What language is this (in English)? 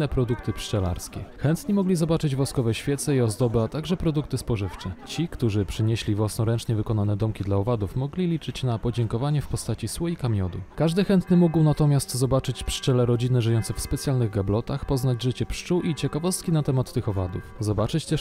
Polish